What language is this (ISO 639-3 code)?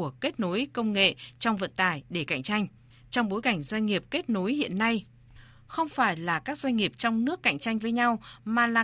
vie